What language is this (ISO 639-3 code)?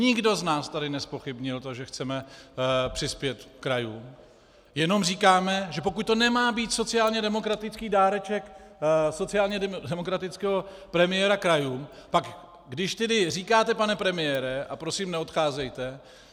ces